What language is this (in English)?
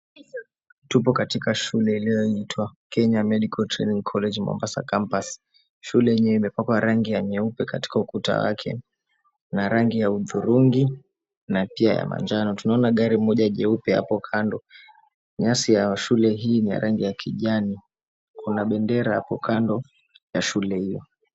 Swahili